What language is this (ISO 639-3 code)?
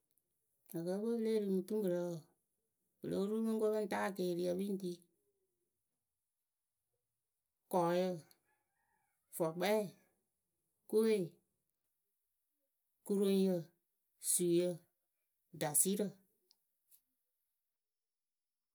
keu